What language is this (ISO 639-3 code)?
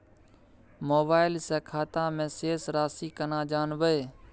mai